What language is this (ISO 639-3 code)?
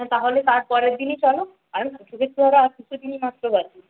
ben